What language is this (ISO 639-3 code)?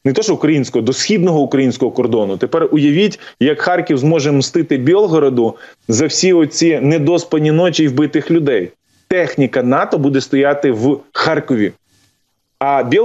ukr